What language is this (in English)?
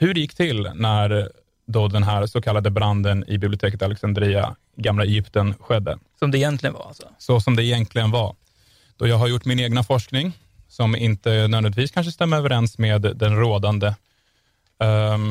Swedish